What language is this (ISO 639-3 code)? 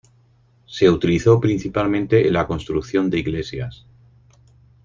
spa